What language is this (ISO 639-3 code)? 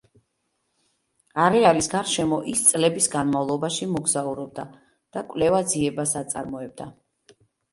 kat